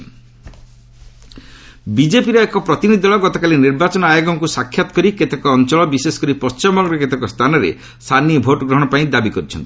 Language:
Odia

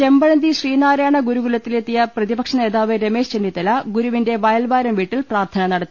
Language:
Malayalam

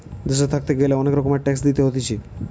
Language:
Bangla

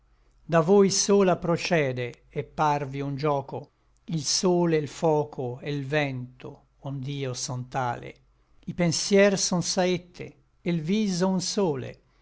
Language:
Italian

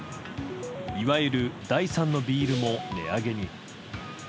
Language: Japanese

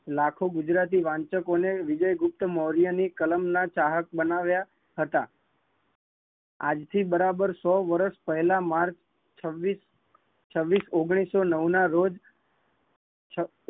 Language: Gujarati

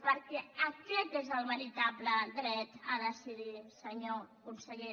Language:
Catalan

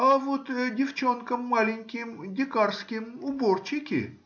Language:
Russian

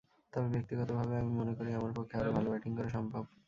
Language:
Bangla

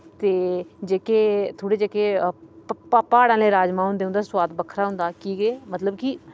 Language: Dogri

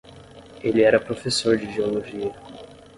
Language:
Portuguese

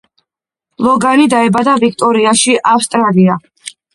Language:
Georgian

